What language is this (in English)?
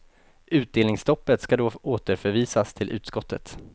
Swedish